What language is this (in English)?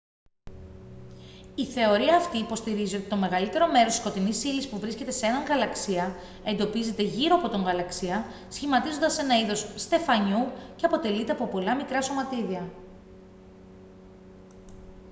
Greek